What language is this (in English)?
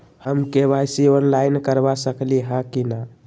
Magahi